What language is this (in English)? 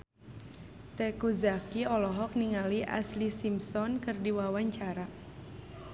Sundanese